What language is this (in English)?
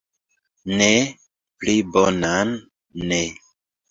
Esperanto